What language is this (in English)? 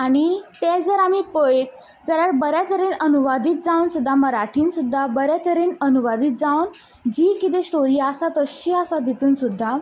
Konkani